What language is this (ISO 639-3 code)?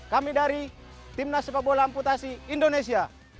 ind